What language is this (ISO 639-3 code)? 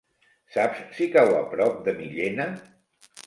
cat